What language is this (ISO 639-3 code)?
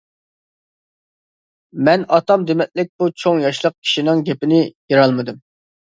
uig